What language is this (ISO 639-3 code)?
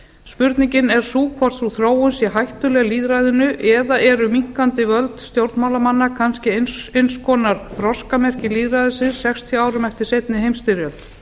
isl